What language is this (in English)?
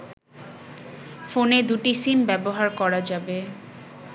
Bangla